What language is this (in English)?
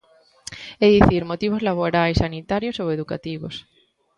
Galician